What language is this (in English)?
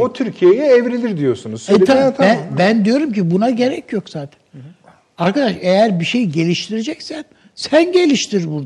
Turkish